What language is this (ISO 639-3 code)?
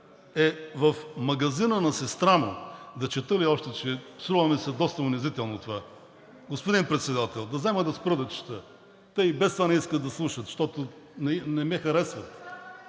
bul